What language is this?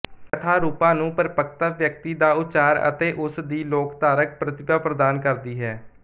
Punjabi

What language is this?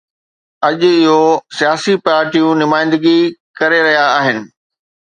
Sindhi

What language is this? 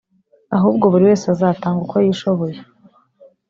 Kinyarwanda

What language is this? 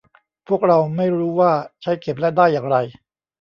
Thai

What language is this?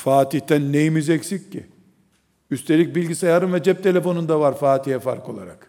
Turkish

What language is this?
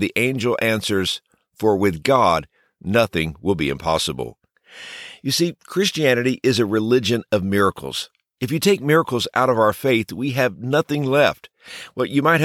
English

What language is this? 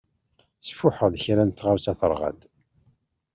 Kabyle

